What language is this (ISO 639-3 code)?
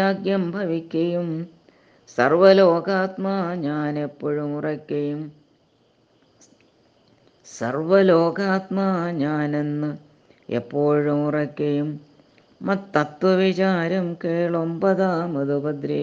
mal